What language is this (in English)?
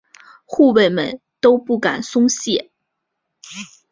Chinese